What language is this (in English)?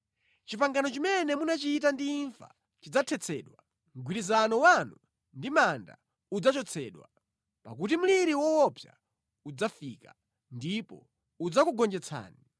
Nyanja